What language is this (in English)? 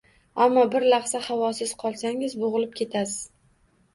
Uzbek